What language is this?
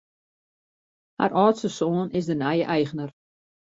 Western Frisian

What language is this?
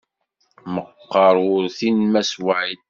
Kabyle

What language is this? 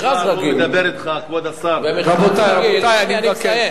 Hebrew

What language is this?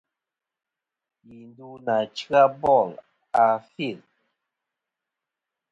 Kom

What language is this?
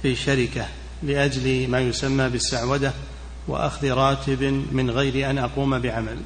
Arabic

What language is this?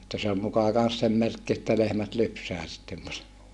Finnish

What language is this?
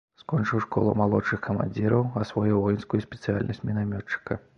Belarusian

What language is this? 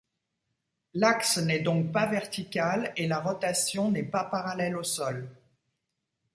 French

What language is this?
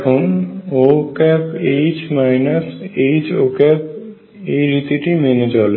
Bangla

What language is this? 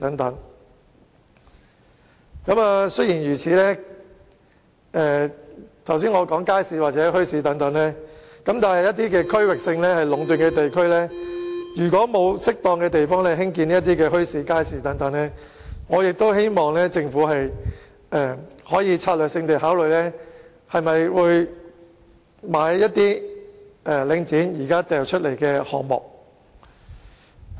Cantonese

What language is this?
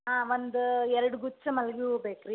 Kannada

